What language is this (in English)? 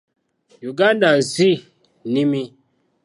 Ganda